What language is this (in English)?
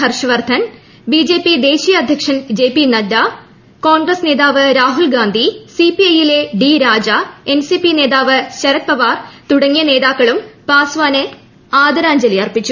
Malayalam